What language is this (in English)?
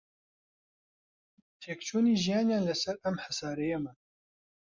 Central Kurdish